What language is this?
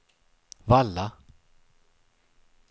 Swedish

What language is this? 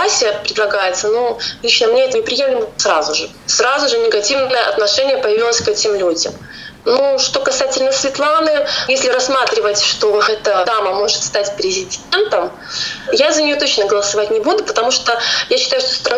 Russian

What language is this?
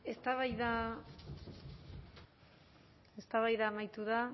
Basque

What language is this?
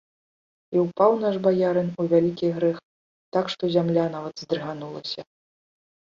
Belarusian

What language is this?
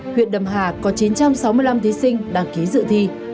Vietnamese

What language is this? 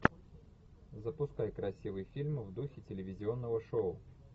Russian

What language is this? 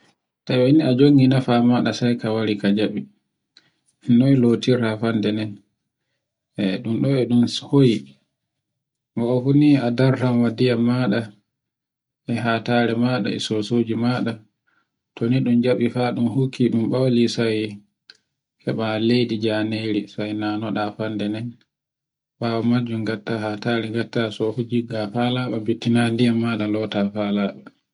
Borgu Fulfulde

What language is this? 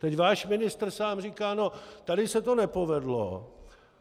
Czech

